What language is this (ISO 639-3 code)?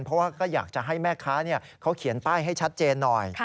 tha